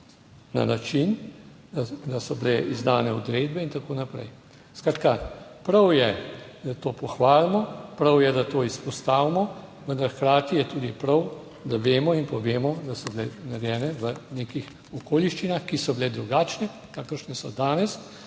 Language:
Slovenian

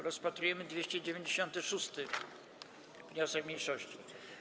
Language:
Polish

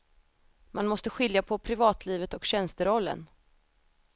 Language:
Swedish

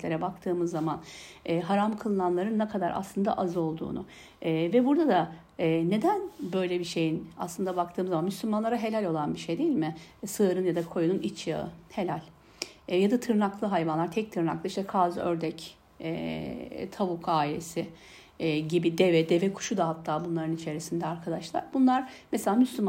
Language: Turkish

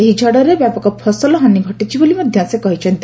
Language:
Odia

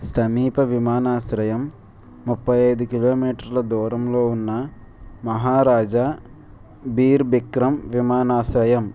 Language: Telugu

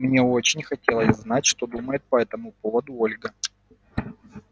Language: Russian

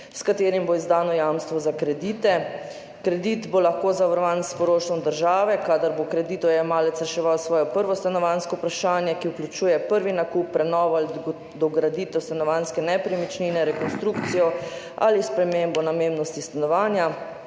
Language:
Slovenian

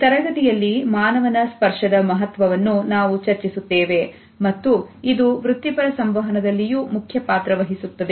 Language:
Kannada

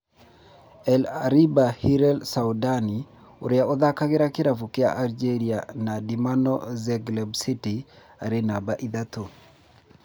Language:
Kikuyu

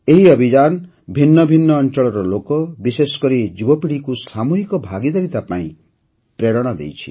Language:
Odia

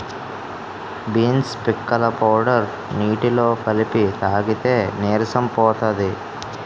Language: Telugu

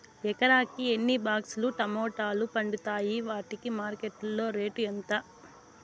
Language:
Telugu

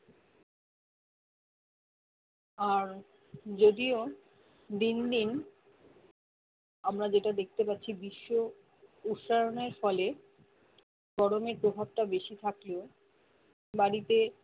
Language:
Bangla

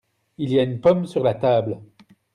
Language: French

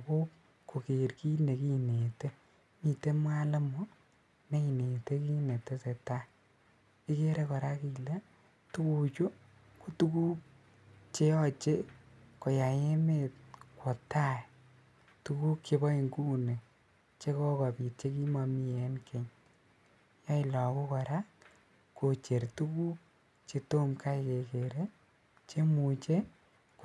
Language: Kalenjin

